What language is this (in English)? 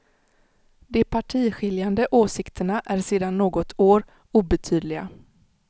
Swedish